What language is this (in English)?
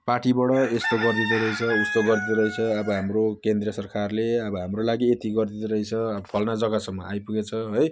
Nepali